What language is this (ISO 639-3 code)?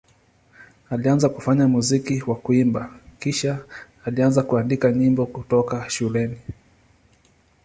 swa